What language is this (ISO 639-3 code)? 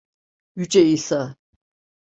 tur